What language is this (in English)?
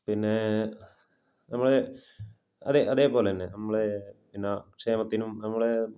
Malayalam